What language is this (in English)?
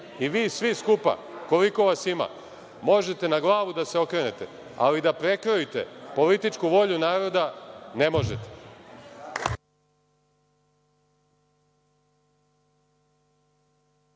Serbian